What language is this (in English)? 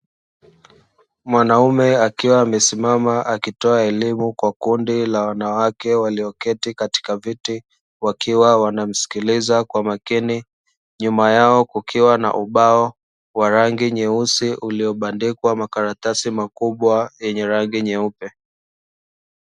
Swahili